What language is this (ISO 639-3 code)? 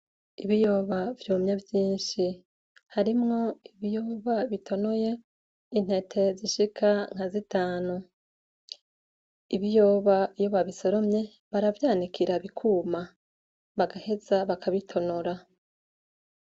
run